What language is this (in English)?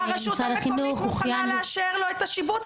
Hebrew